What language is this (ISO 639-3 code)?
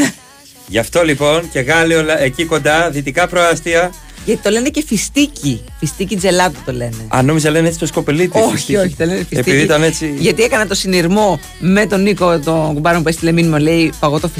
ell